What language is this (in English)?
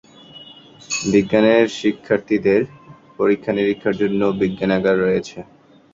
Bangla